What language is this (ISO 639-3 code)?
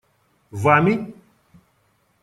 rus